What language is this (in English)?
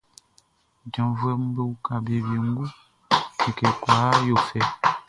Baoulé